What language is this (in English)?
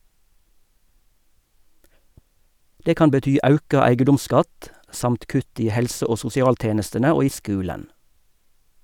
Norwegian